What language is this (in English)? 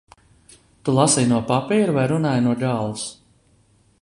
Latvian